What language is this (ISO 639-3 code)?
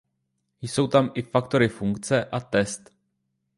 ces